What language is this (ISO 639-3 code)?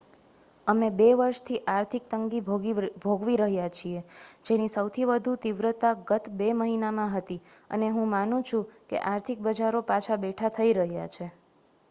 guj